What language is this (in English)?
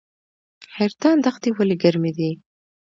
Pashto